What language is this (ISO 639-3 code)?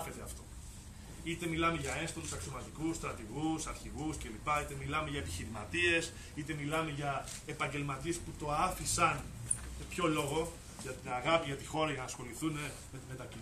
ell